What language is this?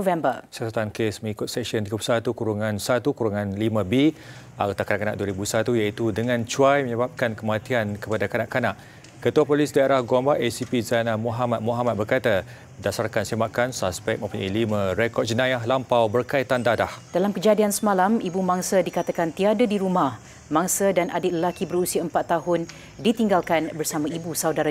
Malay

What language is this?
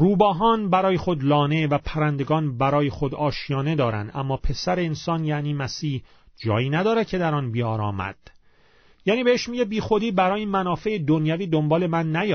Persian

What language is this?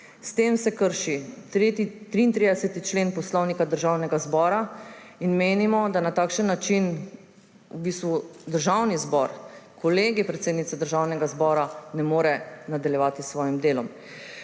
Slovenian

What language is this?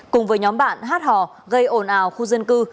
Vietnamese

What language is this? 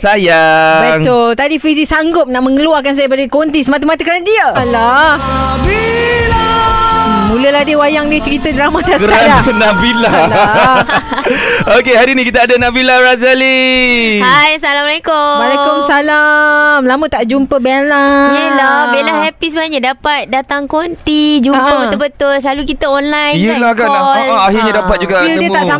Malay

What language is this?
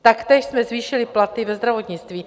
Czech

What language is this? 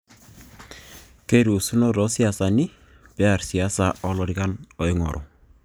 Masai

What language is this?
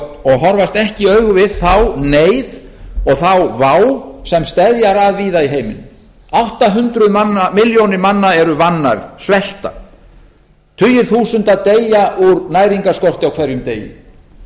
Icelandic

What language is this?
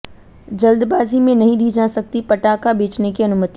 Hindi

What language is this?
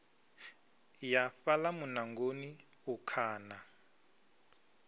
Venda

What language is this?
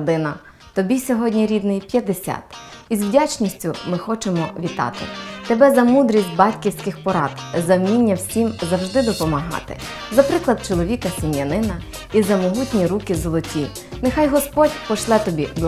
Ukrainian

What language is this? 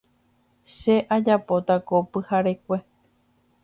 Guarani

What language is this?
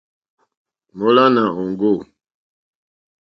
Mokpwe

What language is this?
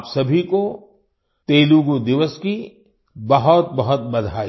Hindi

